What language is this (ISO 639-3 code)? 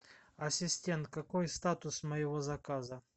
rus